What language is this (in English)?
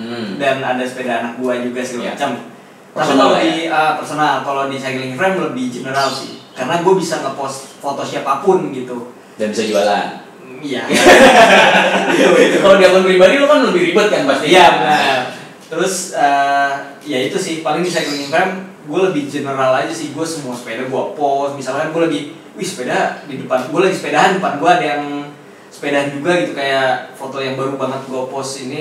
Indonesian